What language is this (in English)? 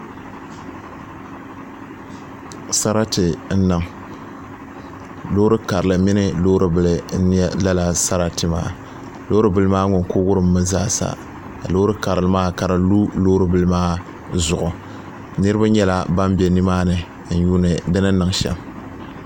Dagbani